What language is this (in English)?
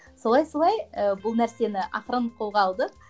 Kazakh